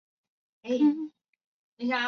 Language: Chinese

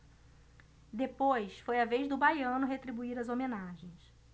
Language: Portuguese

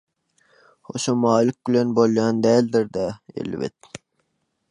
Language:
Turkmen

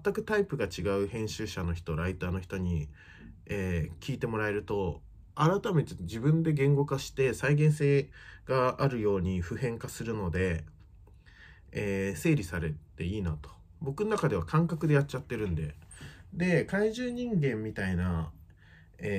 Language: Japanese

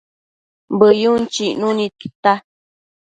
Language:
Matsés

